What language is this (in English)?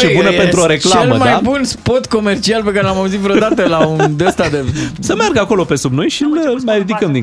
Romanian